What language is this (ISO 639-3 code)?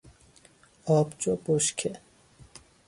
fas